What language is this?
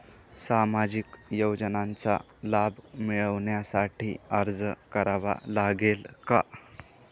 Marathi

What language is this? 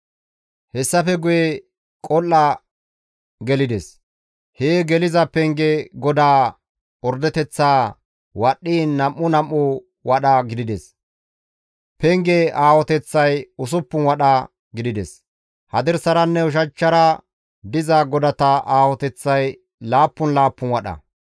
Gamo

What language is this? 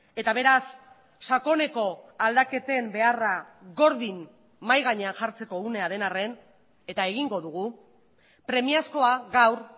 Basque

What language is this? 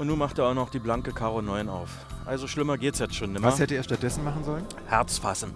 German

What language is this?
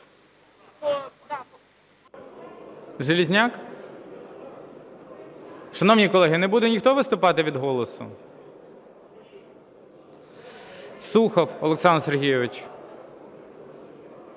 Ukrainian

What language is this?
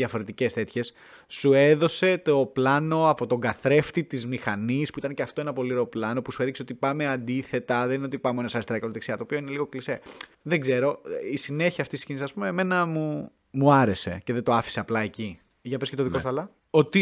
Greek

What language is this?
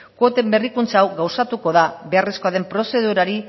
Basque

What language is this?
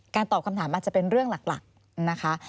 Thai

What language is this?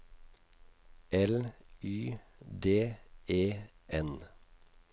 Norwegian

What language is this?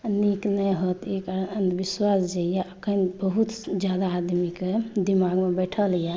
Maithili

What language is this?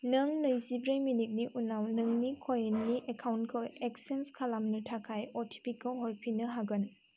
Bodo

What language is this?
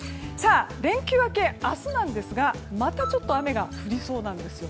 Japanese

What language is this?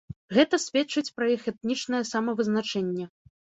Belarusian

